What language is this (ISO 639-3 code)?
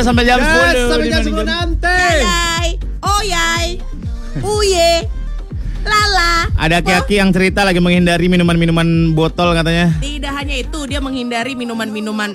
ind